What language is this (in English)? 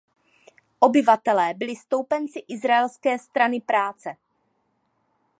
Czech